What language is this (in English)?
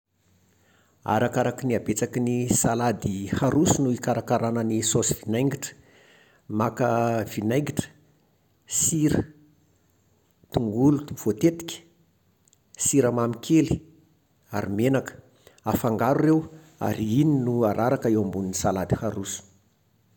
Malagasy